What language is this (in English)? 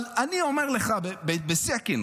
Hebrew